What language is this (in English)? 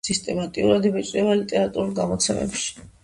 Georgian